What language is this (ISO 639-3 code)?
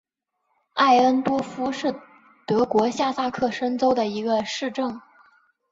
zho